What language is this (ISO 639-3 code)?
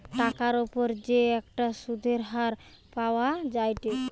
ben